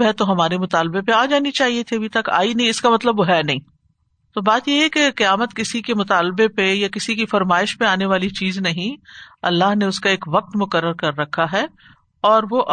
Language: Urdu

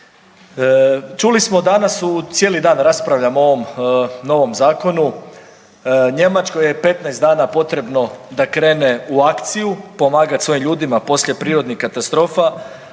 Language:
Croatian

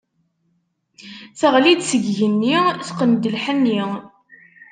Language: Kabyle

